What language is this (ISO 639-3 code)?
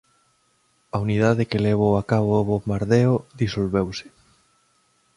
glg